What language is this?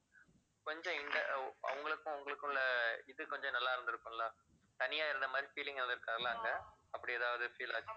Tamil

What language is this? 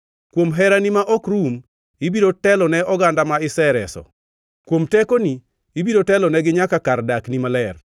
Luo (Kenya and Tanzania)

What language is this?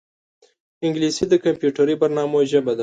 Pashto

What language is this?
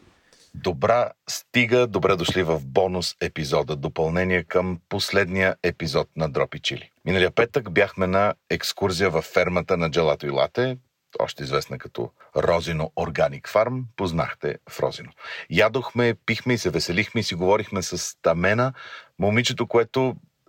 Bulgarian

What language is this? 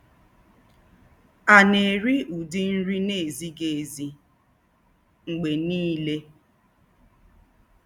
Igbo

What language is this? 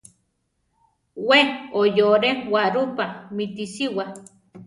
Central Tarahumara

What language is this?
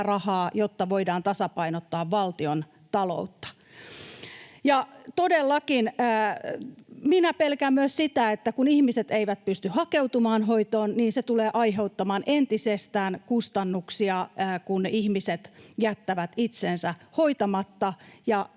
Finnish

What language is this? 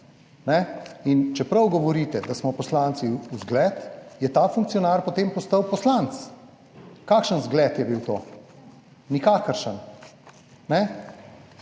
Slovenian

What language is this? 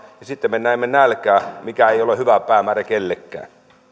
Finnish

